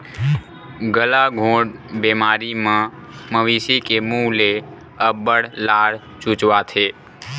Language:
Chhattisgarhi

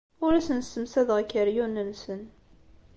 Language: Kabyle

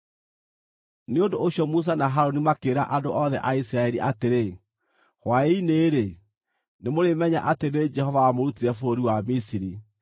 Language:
Kikuyu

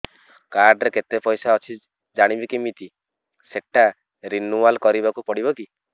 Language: Odia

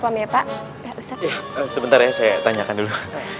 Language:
Indonesian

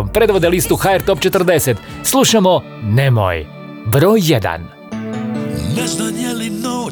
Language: Croatian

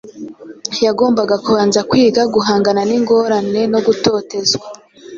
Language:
Kinyarwanda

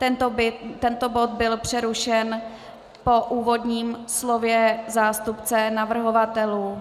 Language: Czech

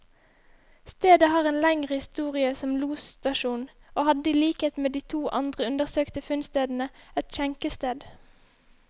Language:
Norwegian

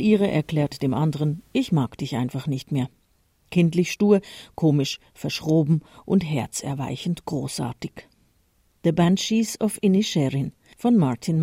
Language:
German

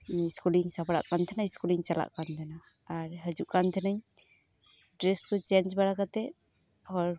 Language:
Santali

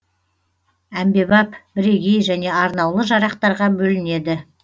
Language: Kazakh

